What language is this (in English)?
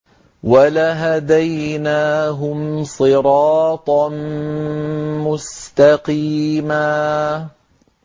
Arabic